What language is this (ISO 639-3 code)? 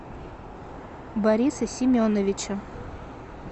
rus